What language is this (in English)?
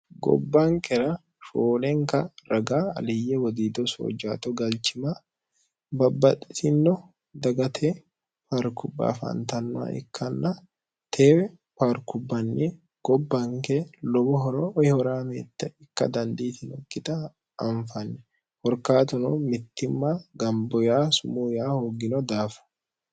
Sidamo